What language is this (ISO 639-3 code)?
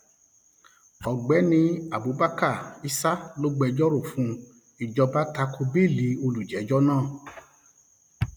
yor